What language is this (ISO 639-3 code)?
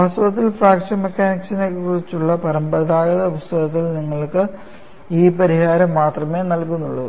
mal